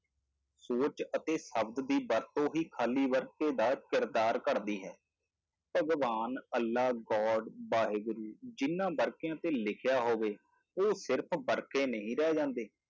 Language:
Punjabi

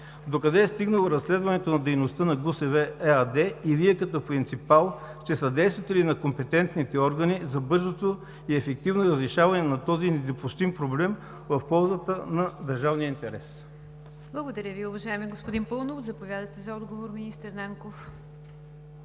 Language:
Bulgarian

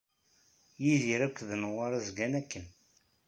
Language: Kabyle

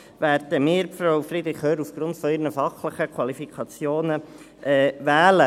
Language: Swiss German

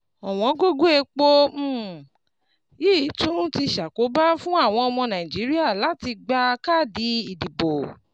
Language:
Yoruba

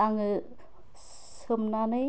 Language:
Bodo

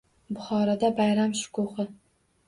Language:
Uzbek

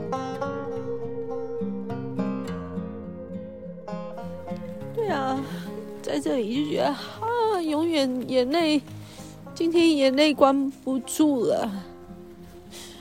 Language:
Chinese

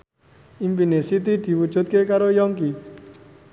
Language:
Javanese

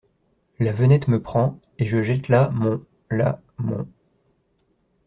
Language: French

